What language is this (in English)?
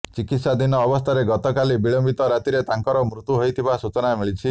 Odia